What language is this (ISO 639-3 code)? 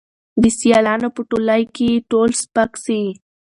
pus